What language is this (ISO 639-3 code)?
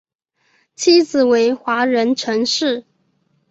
zho